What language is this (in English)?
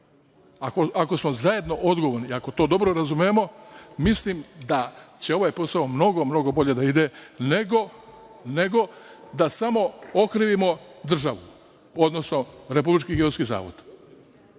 Serbian